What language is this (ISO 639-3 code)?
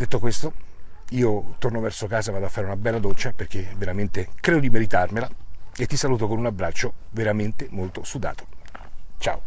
ita